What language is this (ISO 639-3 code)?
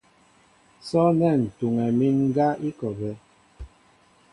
mbo